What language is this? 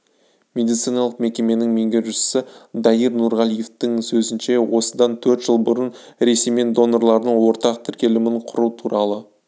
Kazakh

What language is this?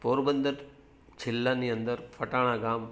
Gujarati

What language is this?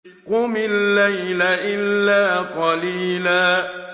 Arabic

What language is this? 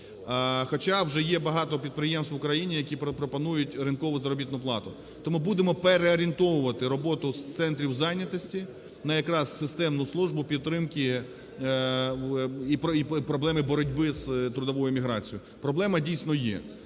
Ukrainian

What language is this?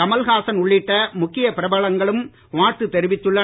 Tamil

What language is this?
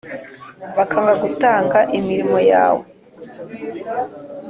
Kinyarwanda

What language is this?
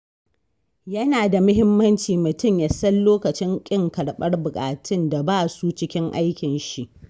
Hausa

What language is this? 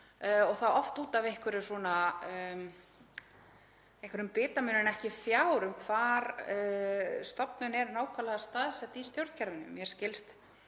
Icelandic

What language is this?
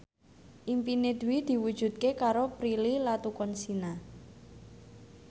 Javanese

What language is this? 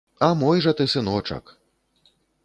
Belarusian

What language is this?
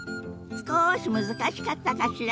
Japanese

